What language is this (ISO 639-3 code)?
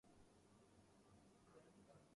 urd